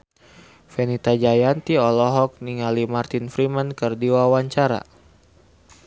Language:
Sundanese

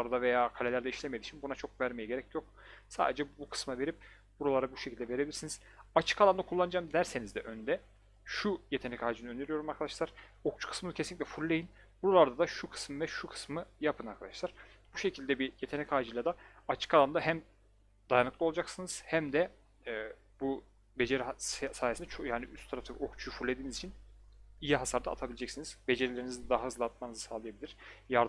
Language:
Turkish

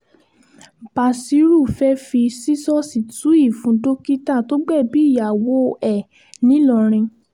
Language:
Yoruba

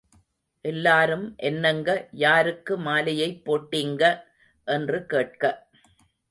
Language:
Tamil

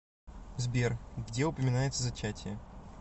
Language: Russian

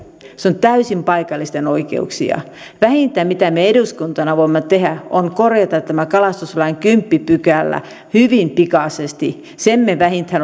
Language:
Finnish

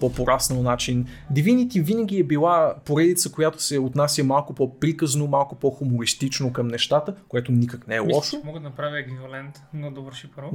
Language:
Bulgarian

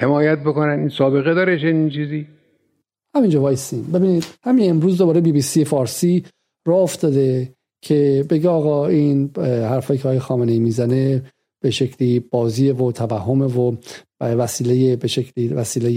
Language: Persian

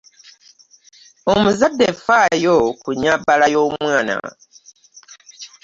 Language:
Ganda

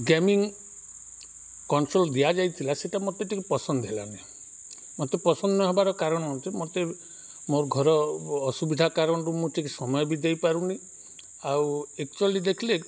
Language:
Odia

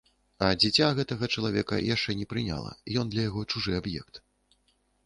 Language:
Belarusian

